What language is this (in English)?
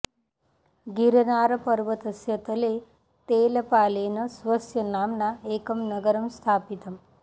Sanskrit